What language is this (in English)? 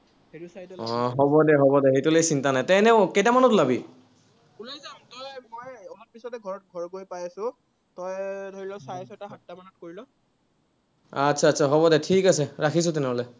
Assamese